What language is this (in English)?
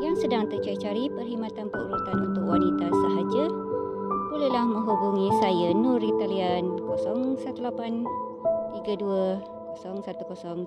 Malay